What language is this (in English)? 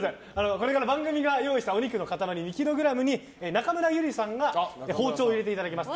Japanese